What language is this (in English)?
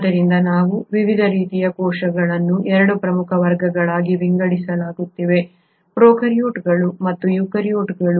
Kannada